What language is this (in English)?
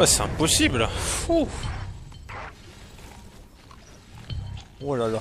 French